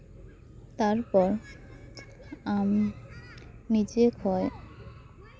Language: Santali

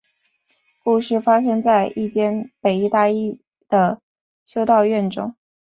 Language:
Chinese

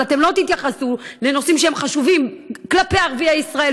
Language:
Hebrew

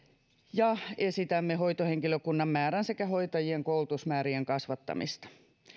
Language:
Finnish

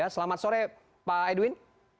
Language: Indonesian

